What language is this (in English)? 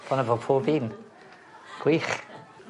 Welsh